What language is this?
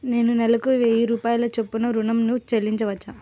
Telugu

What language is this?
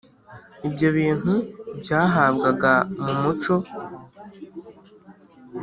Kinyarwanda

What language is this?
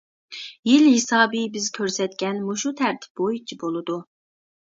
Uyghur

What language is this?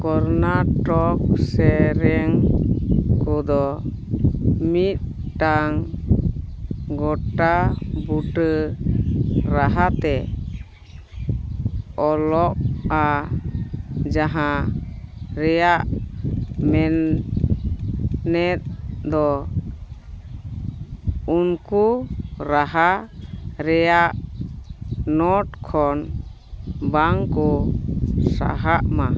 Santali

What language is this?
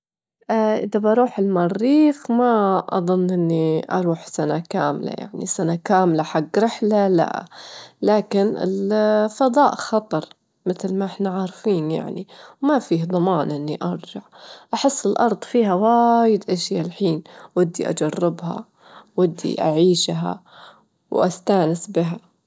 Gulf Arabic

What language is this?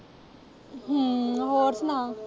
Punjabi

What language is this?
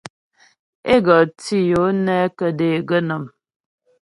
Ghomala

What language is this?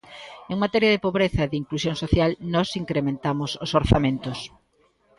Galician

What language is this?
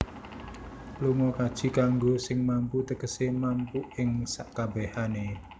Javanese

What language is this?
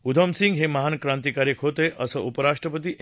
Marathi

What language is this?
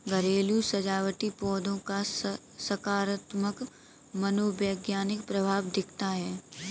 Hindi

